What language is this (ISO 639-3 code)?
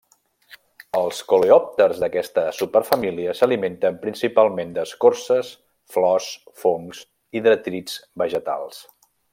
cat